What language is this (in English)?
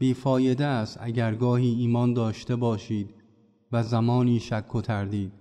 Persian